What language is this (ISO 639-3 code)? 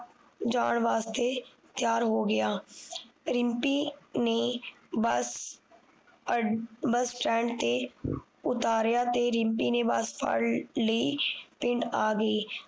pan